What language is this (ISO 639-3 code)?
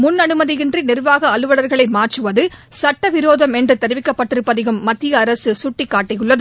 tam